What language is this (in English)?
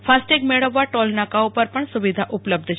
Gujarati